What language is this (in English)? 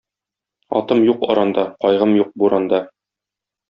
Tatar